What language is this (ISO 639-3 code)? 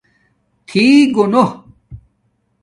dmk